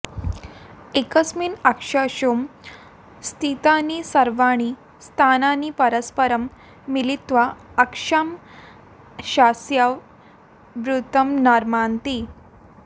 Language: Sanskrit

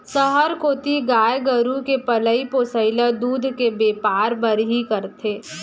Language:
Chhattisgarhi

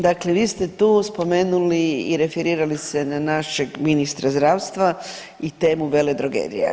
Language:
Croatian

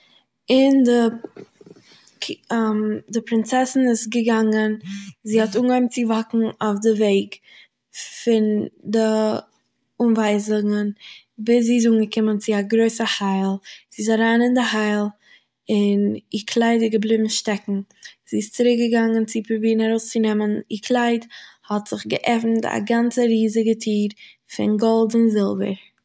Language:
Yiddish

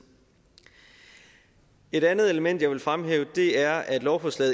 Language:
Danish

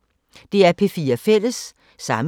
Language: Danish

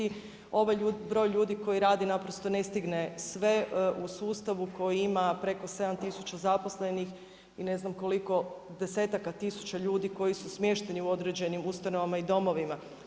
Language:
Croatian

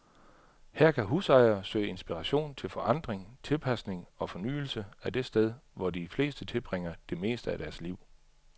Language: Danish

